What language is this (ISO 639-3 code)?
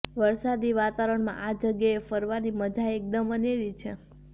guj